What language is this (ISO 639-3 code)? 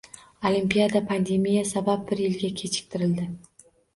uzb